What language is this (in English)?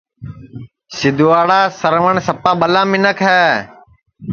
Sansi